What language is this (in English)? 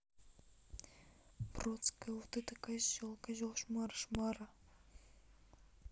Russian